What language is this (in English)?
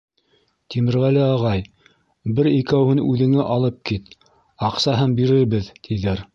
Bashkir